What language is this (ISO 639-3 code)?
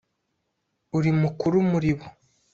kin